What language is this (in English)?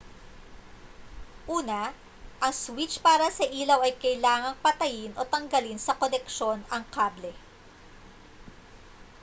Filipino